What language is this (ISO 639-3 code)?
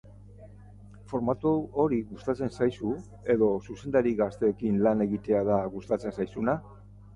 eus